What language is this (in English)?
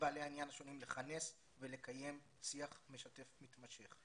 Hebrew